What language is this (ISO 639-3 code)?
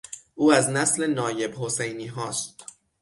fas